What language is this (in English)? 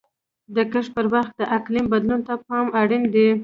Pashto